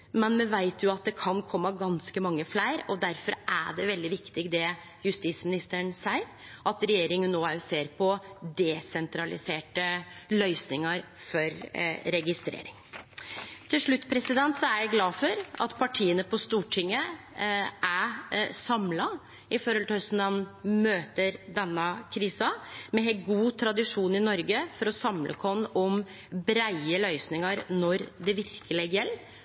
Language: Norwegian Nynorsk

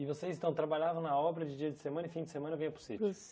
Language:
Portuguese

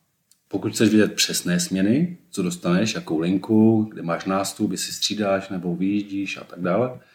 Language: Czech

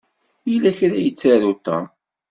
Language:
Kabyle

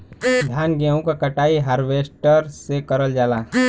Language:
Bhojpuri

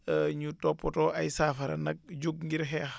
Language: Wolof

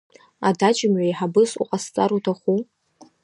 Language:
Abkhazian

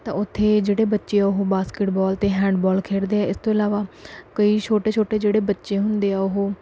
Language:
Punjabi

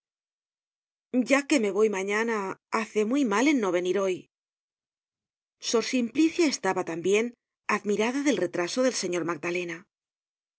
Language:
Spanish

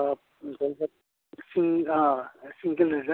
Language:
Assamese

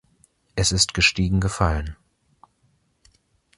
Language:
German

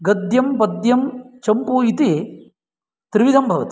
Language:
Sanskrit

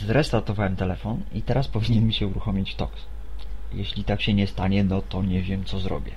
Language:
Polish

